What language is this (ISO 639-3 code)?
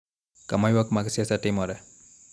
luo